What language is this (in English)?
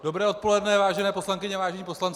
Czech